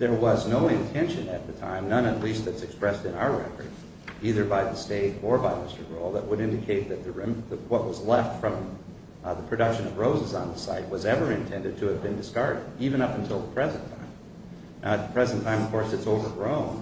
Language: English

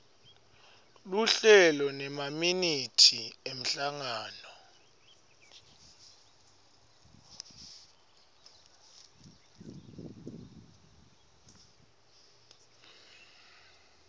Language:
Swati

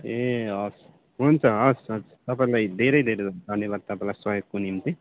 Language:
Nepali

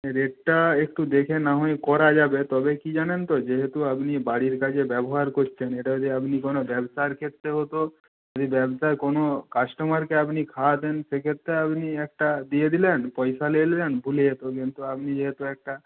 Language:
Bangla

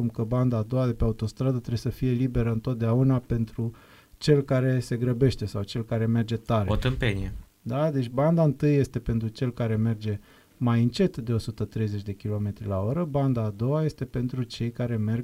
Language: Romanian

